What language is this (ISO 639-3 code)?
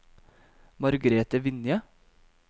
nor